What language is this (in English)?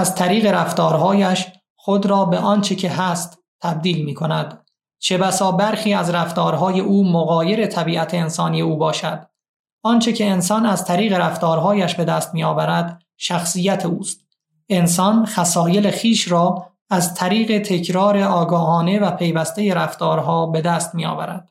Persian